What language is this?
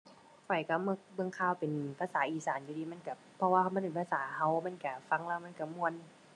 Thai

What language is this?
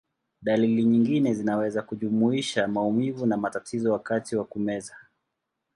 Swahili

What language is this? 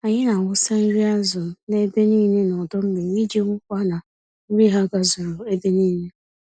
Igbo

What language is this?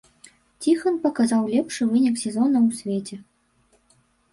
Belarusian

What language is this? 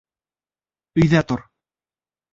Bashkir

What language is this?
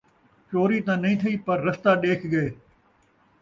Saraiki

